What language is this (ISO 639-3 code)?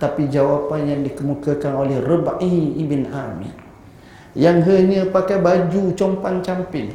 msa